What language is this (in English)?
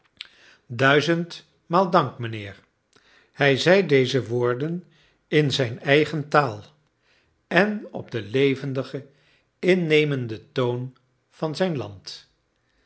Dutch